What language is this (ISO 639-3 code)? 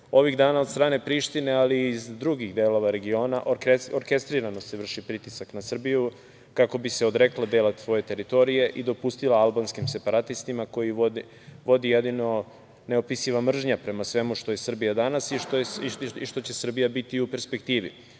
srp